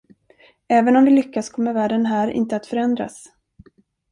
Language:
Swedish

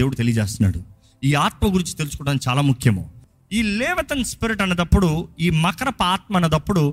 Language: Telugu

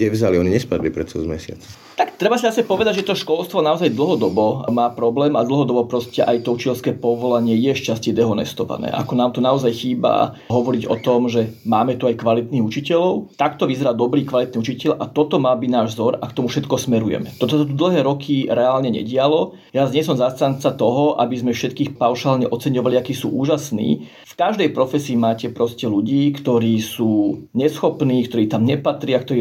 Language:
Slovak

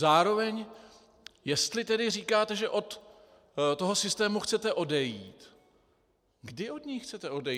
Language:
Czech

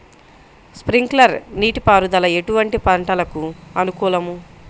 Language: Telugu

